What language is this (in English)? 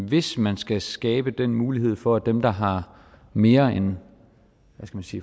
Danish